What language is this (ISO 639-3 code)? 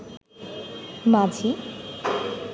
ben